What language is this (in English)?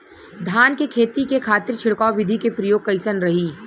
Bhojpuri